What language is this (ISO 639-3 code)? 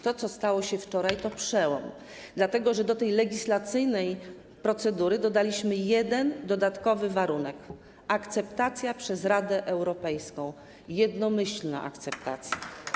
pol